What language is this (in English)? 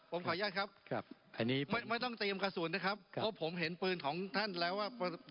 Thai